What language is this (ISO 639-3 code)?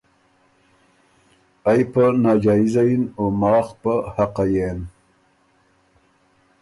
oru